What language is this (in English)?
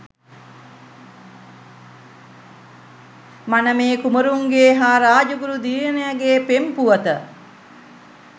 Sinhala